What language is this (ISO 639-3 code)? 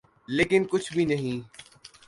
urd